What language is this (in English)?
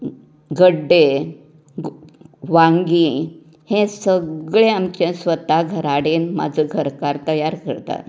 Konkani